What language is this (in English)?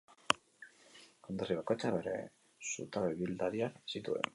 Basque